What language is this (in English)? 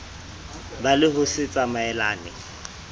Southern Sotho